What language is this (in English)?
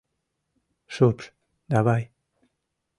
Mari